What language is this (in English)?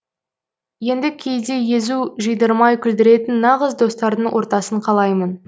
Kazakh